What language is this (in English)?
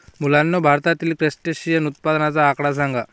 Marathi